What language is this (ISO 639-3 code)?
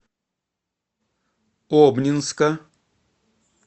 rus